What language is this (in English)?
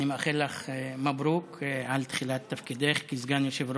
Hebrew